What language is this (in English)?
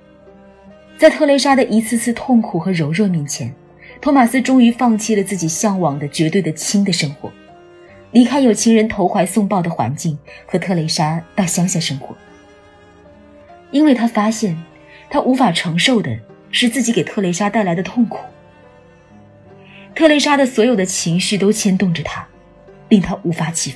Chinese